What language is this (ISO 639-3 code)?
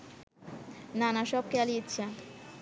ben